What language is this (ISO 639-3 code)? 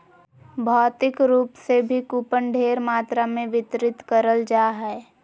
mag